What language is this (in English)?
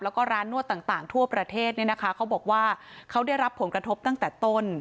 Thai